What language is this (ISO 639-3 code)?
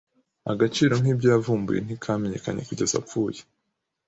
kin